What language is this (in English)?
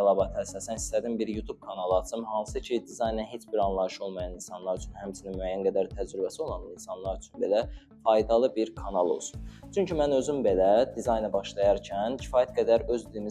Turkish